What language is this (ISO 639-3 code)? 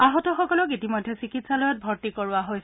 asm